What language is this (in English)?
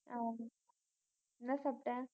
Tamil